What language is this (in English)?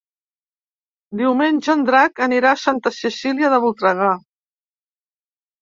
Catalan